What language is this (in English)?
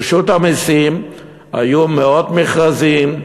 Hebrew